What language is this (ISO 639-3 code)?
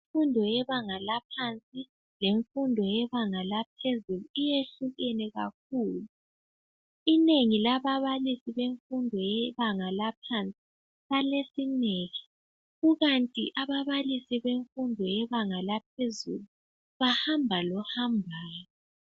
nde